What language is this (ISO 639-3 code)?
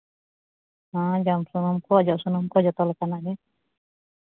sat